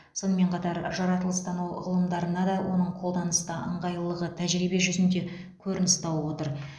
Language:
Kazakh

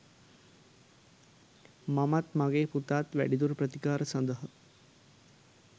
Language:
Sinhala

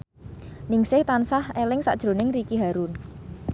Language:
Javanese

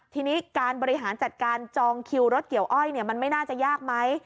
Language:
Thai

